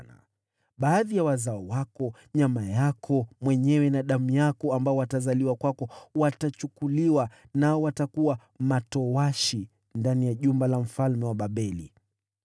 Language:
Swahili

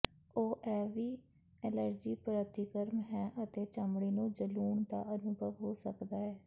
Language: Punjabi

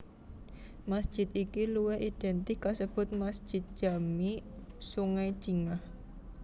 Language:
Javanese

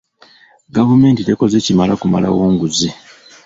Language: Ganda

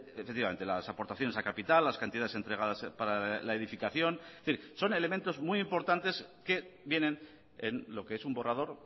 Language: Spanish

